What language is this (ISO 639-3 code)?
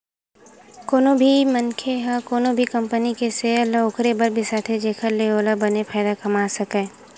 hne